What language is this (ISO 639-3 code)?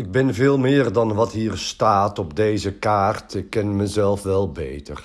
nld